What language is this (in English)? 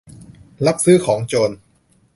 Thai